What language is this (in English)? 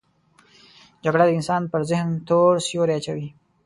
Pashto